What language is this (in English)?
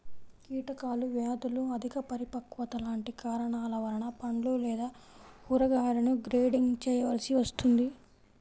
Telugu